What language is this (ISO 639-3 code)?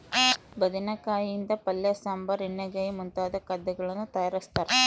kan